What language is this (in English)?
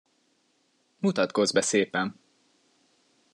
Hungarian